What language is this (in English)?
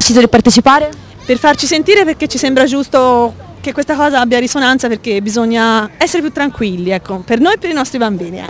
Italian